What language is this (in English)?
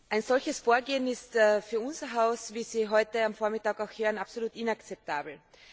German